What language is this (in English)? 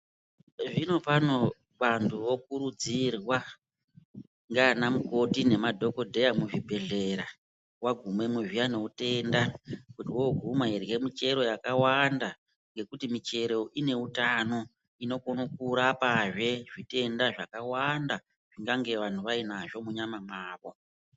Ndau